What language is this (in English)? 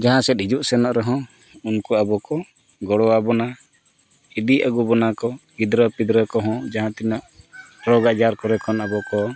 Santali